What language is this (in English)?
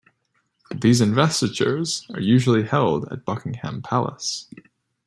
English